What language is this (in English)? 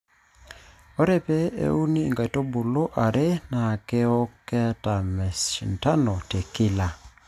Masai